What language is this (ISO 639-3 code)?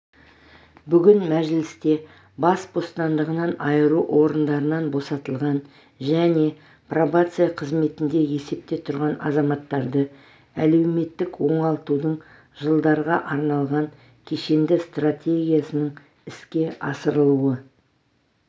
kaz